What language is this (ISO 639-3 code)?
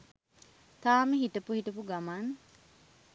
sin